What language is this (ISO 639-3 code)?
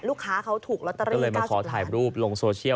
tha